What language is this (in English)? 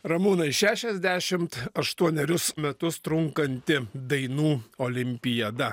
Lithuanian